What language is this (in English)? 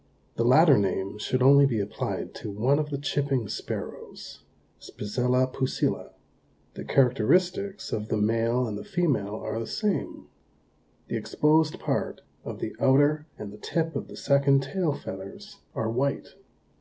English